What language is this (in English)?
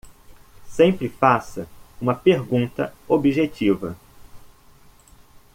Portuguese